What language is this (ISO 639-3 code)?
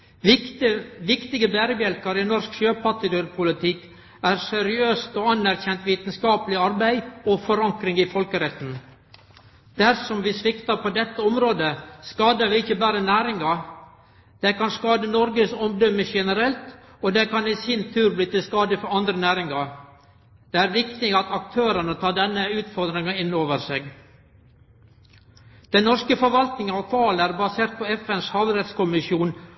nno